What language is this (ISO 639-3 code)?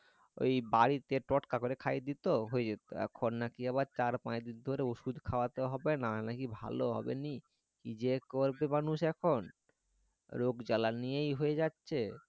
ben